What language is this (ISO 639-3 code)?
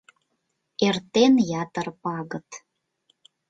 chm